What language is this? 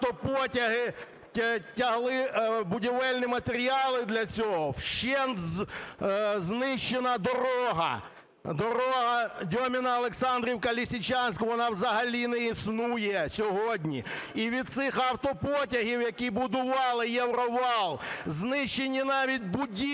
Ukrainian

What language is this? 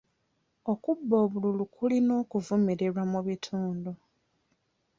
Ganda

